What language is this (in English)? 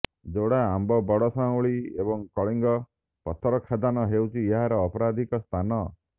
Odia